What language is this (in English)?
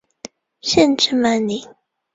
Chinese